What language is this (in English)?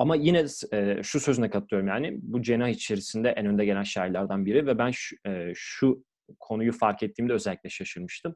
Turkish